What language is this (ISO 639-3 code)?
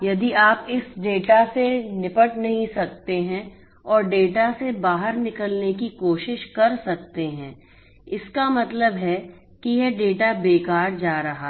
hin